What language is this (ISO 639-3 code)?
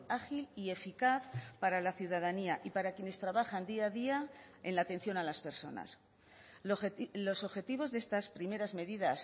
spa